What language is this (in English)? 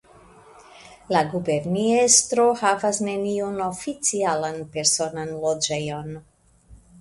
Esperanto